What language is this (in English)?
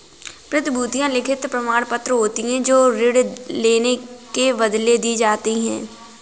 Hindi